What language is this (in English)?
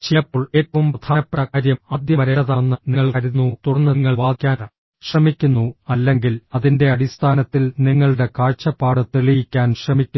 Malayalam